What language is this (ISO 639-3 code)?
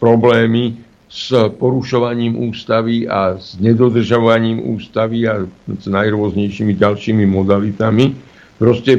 slk